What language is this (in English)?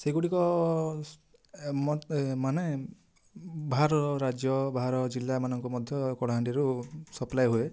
Odia